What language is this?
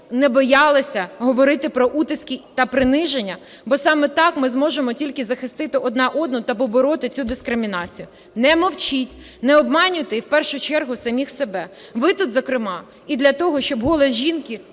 Ukrainian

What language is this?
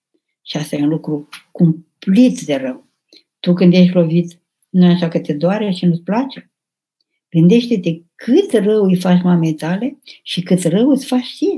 Romanian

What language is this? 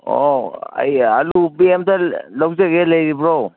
Manipuri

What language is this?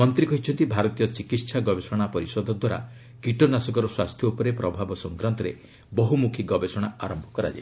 Odia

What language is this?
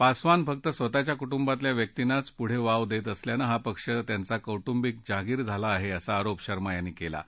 Marathi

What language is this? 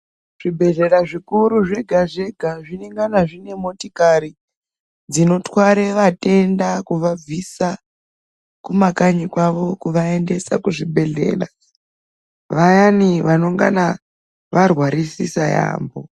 Ndau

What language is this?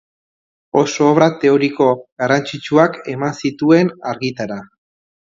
Basque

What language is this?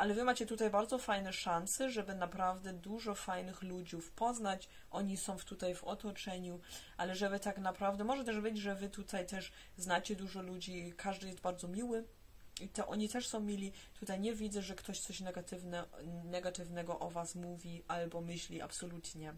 Polish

